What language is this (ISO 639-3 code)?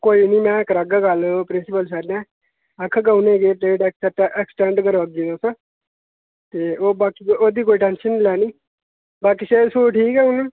doi